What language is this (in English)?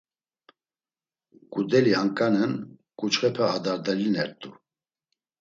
Laz